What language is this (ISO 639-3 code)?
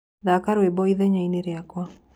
kik